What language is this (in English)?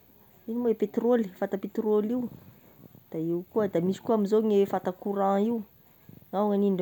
Tesaka Malagasy